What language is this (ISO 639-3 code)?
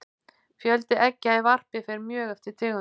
isl